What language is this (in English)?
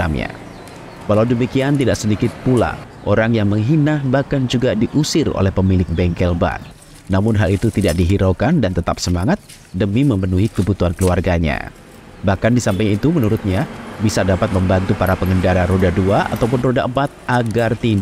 Indonesian